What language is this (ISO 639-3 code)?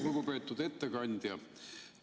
est